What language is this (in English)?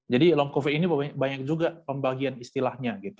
Indonesian